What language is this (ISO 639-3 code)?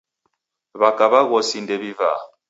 dav